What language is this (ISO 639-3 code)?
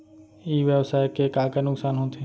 hne